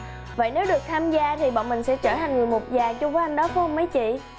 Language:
Vietnamese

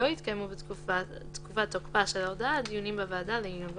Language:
Hebrew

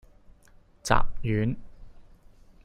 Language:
Cantonese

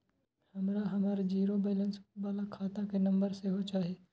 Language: Maithili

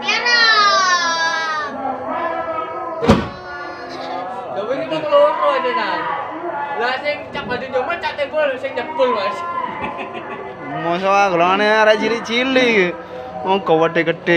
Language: Thai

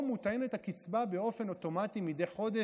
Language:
Hebrew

